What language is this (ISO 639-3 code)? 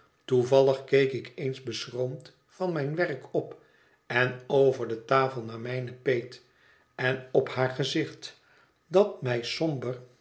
nld